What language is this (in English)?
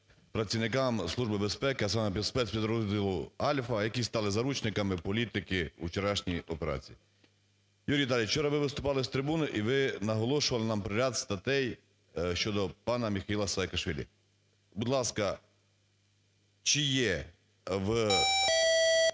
Ukrainian